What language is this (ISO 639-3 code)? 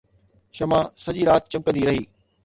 snd